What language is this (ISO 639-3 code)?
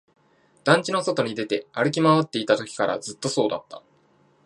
jpn